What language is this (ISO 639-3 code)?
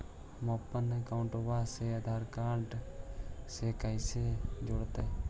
mag